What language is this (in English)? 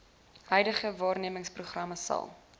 Afrikaans